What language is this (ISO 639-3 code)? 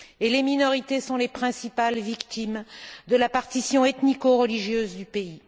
fra